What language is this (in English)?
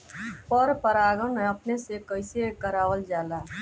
Bhojpuri